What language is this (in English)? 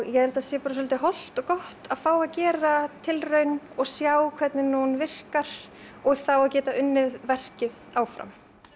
Icelandic